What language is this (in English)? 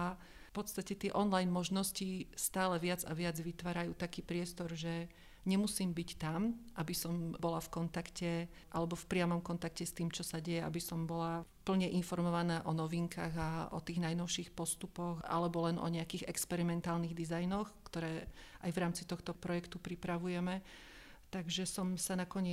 Slovak